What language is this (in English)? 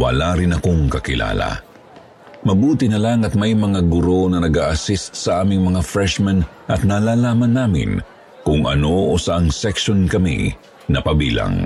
Filipino